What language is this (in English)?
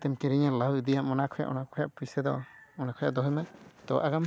Santali